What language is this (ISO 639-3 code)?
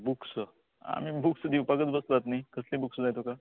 kok